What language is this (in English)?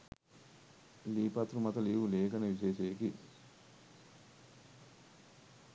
Sinhala